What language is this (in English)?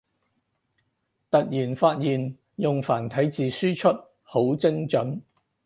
Cantonese